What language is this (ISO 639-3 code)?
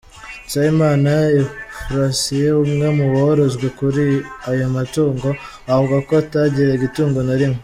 kin